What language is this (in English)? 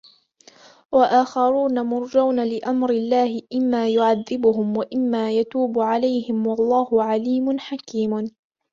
Arabic